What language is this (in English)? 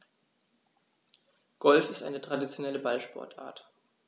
German